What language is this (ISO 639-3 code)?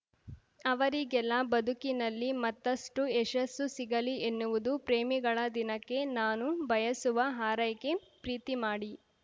kan